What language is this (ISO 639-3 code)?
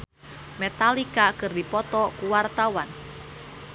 sun